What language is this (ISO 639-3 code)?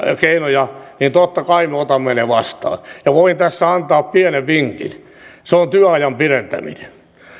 fin